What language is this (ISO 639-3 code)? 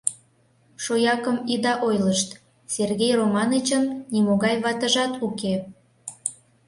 chm